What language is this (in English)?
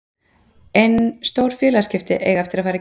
Icelandic